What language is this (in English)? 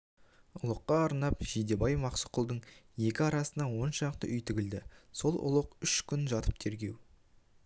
Kazakh